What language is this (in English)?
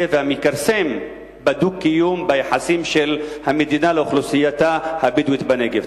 Hebrew